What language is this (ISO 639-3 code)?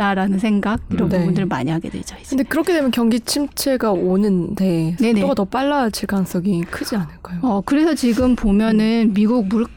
kor